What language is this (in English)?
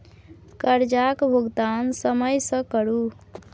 Maithili